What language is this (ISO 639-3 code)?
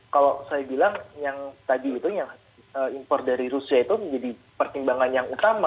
ind